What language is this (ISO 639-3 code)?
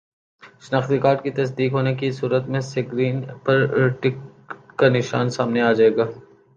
urd